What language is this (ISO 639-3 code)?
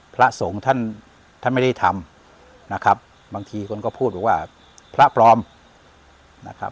tha